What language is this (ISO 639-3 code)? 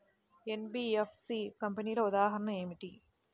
tel